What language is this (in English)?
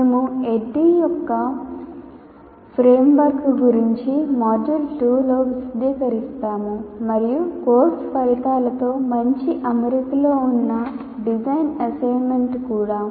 Telugu